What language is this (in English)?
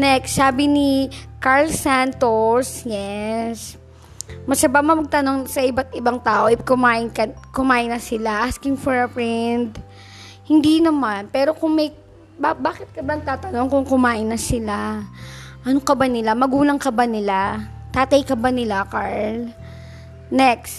Filipino